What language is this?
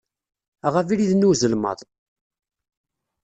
Kabyle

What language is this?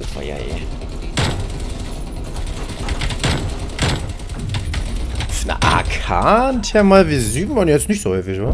German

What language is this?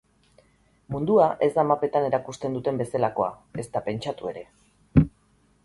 Basque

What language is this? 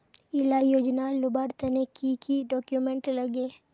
Magahi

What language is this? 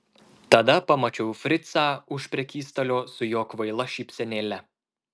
Lithuanian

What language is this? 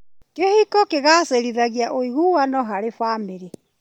Kikuyu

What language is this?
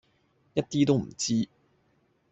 Cantonese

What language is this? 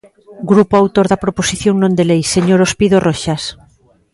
Galician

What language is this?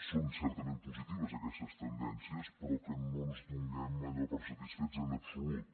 Catalan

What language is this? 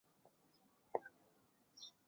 Chinese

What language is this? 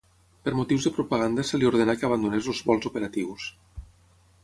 Catalan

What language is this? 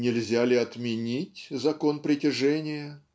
Russian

